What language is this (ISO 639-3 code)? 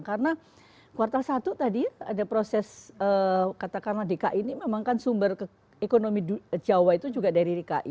ind